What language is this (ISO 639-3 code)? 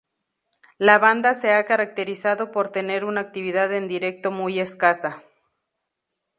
spa